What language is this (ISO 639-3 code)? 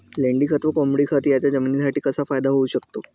mar